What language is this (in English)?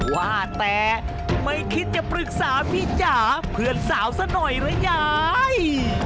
Thai